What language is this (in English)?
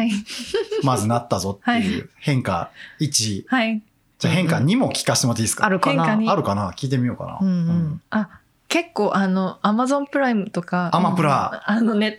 Japanese